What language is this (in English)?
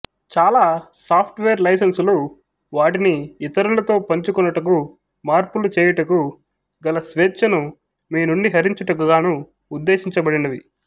Telugu